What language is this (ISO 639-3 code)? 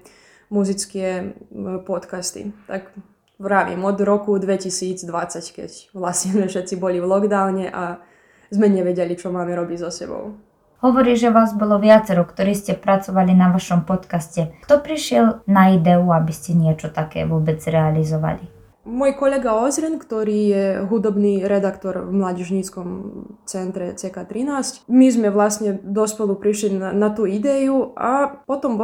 slk